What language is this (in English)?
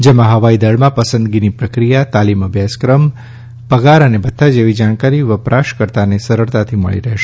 Gujarati